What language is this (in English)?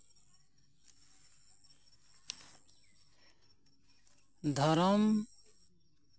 Santali